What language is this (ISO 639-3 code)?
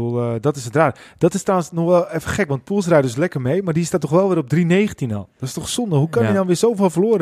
nld